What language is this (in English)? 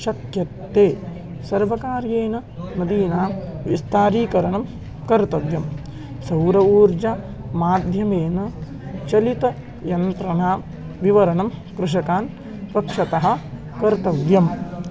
Sanskrit